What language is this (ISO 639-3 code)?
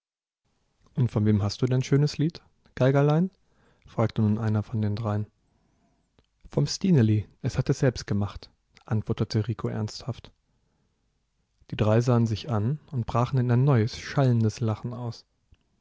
deu